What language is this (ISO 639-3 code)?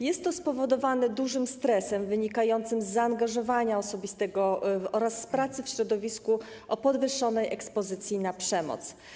pol